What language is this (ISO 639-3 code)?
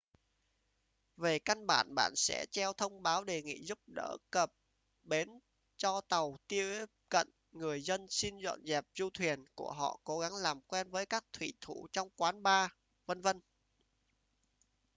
vie